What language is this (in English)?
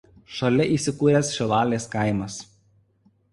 Lithuanian